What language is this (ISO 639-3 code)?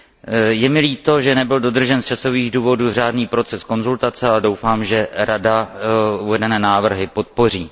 ces